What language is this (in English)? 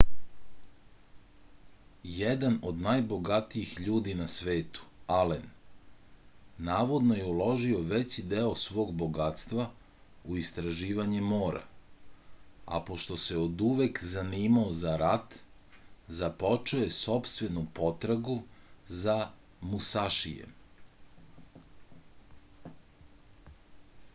Serbian